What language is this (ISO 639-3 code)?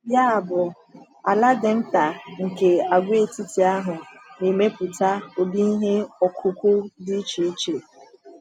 ibo